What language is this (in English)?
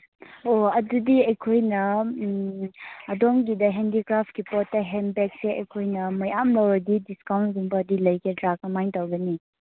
Manipuri